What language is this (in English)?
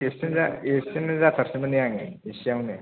Bodo